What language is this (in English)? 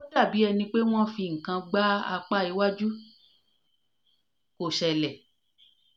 Yoruba